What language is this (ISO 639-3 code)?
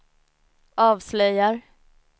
swe